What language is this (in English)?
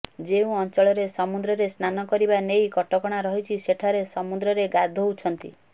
Odia